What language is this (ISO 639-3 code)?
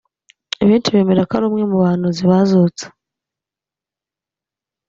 kin